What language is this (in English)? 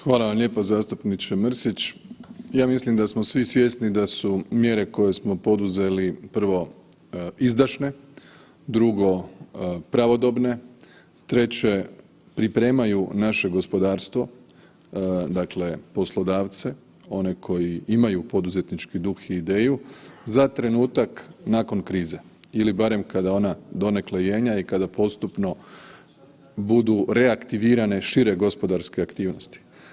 Croatian